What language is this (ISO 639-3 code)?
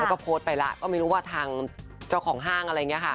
tha